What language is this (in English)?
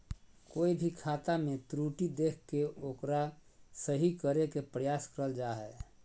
Magahi